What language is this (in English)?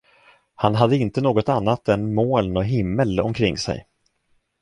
Swedish